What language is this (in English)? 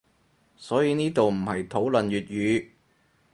Cantonese